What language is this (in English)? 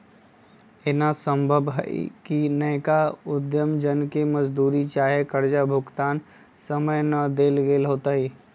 Magahi